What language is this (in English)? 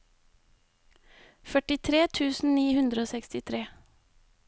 Norwegian